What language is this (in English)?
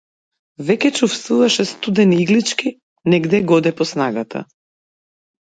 Macedonian